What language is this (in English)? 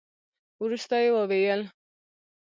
Pashto